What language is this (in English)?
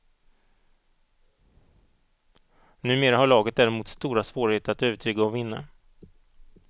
Swedish